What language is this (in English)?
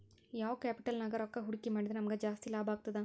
Kannada